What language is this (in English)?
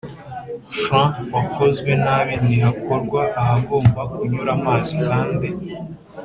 Kinyarwanda